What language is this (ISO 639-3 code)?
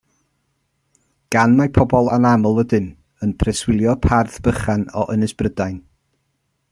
cym